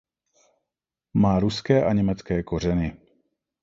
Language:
Czech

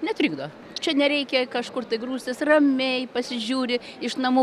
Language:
Lithuanian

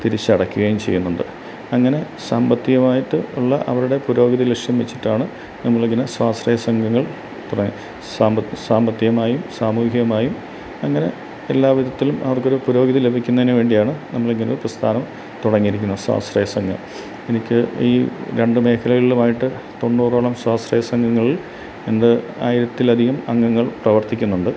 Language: Malayalam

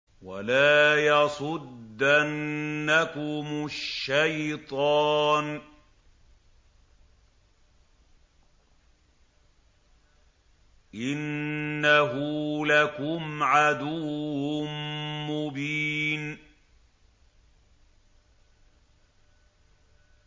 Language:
Arabic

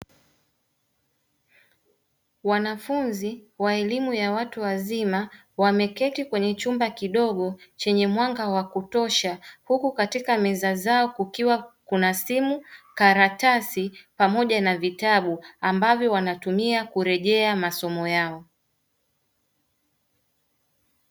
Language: Swahili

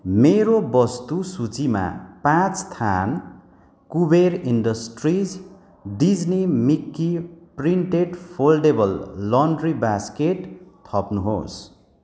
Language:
Nepali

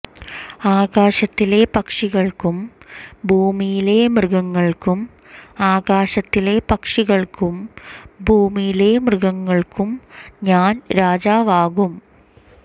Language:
Malayalam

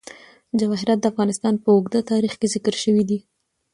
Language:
Pashto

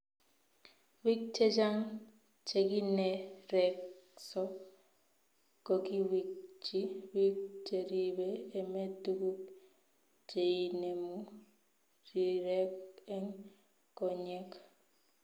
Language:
Kalenjin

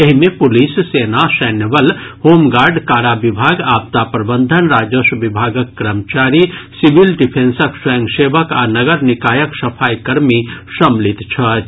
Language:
Maithili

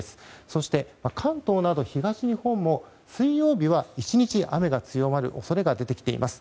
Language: Japanese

